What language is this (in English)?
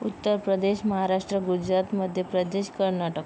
Marathi